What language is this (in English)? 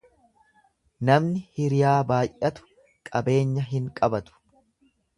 Oromo